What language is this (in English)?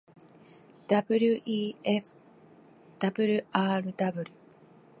Japanese